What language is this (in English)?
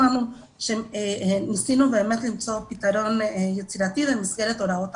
Hebrew